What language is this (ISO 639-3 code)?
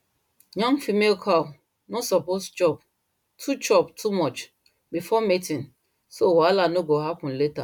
pcm